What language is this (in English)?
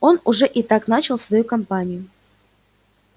Russian